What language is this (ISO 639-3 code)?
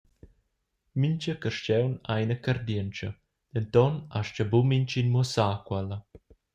roh